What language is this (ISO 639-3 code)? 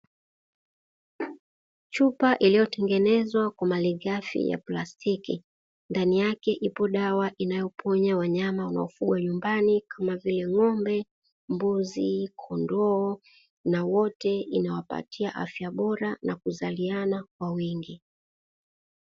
swa